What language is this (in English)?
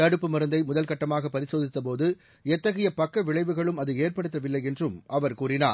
Tamil